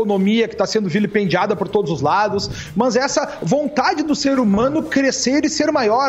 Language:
Portuguese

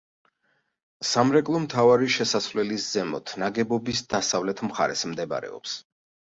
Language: Georgian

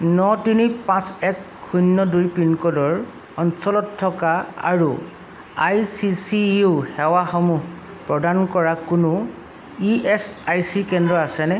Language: Assamese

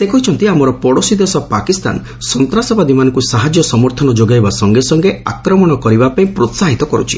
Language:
Odia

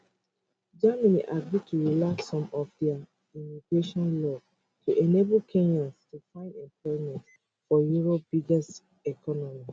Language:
Nigerian Pidgin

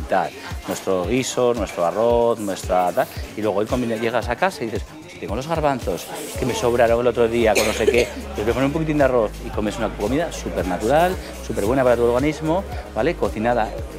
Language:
Spanish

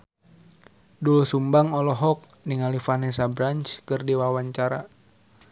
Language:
Sundanese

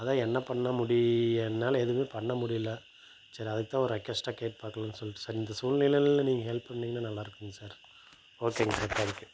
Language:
Tamil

